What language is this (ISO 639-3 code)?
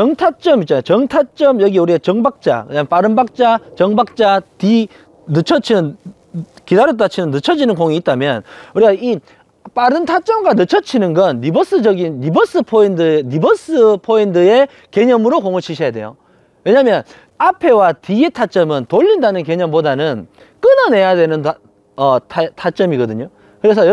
kor